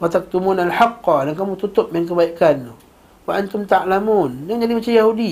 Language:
Malay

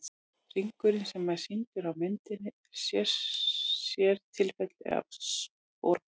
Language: Icelandic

